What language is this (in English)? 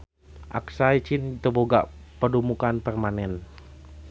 Sundanese